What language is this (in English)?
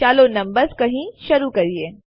Gujarati